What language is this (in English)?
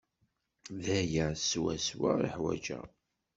Kabyle